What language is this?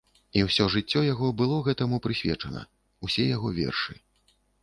Belarusian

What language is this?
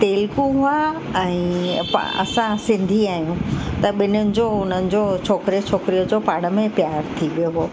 Sindhi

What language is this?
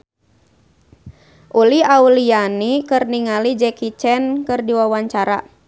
Sundanese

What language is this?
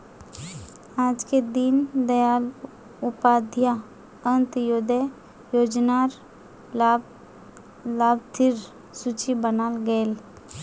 Magahi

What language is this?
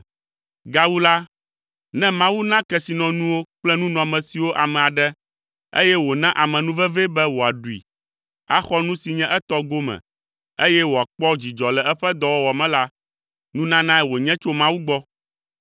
Ewe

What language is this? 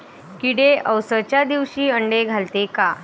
Marathi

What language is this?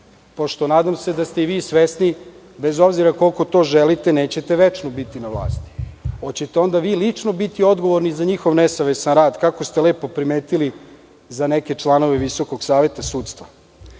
Serbian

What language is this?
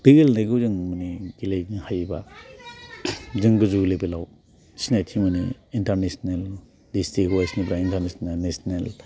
Bodo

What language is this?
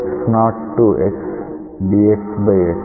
Telugu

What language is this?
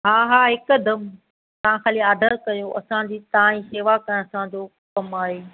Sindhi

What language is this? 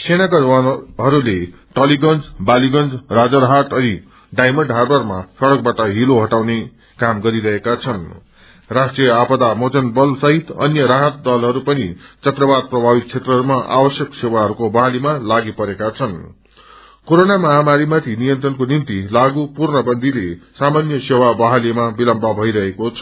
Nepali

